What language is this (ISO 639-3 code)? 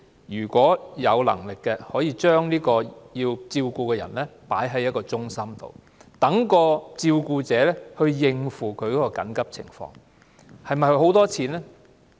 yue